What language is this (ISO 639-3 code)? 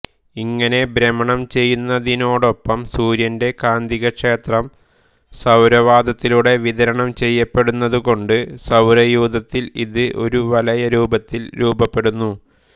mal